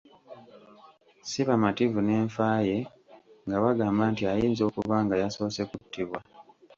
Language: Ganda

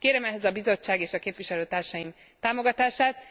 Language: Hungarian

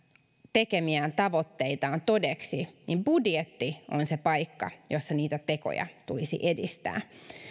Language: Finnish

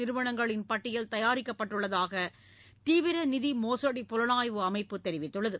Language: Tamil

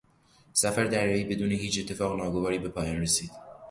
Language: Persian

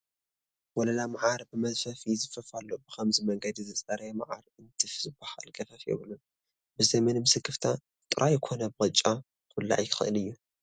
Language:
Tigrinya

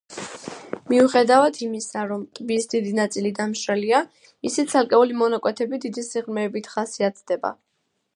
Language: Georgian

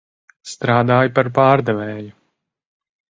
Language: Latvian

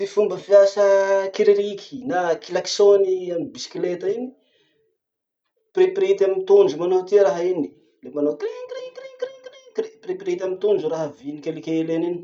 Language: Masikoro Malagasy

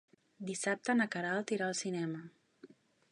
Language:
Catalan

